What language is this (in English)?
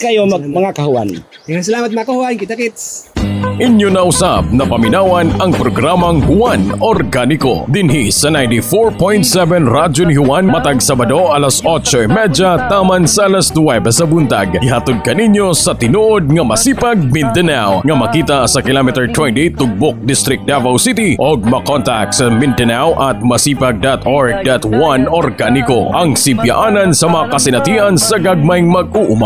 Filipino